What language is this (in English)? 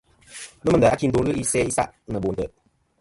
Kom